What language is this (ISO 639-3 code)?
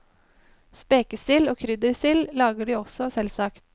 nor